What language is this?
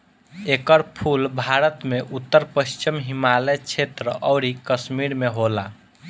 Bhojpuri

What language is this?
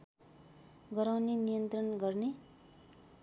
Nepali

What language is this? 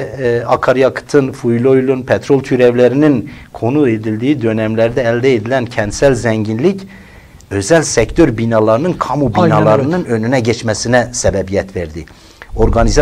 Turkish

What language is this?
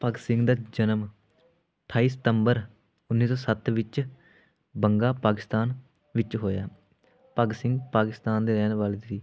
Punjabi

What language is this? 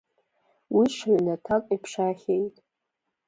Abkhazian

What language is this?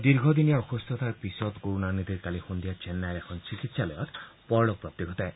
Assamese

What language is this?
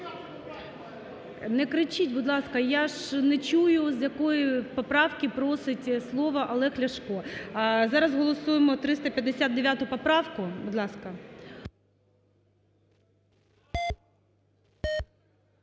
Ukrainian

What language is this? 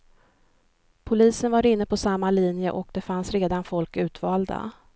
Swedish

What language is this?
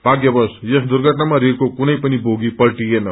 Nepali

